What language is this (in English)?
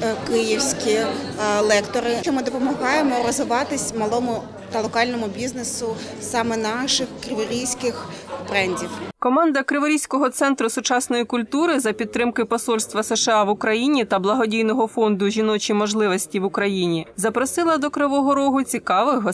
Ukrainian